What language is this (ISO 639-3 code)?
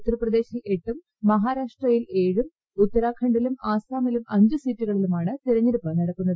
mal